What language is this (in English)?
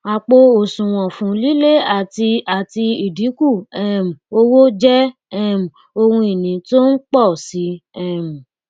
Yoruba